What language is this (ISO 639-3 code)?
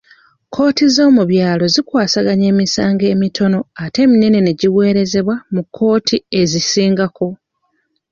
lug